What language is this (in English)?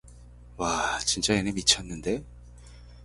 Korean